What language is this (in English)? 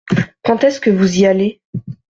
French